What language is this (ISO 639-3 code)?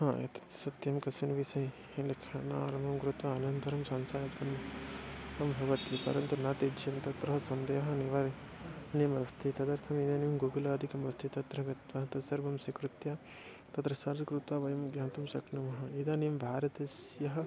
san